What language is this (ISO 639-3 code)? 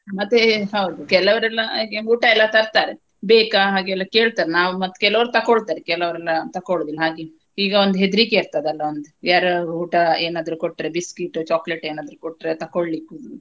kan